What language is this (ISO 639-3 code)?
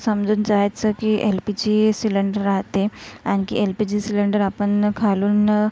mar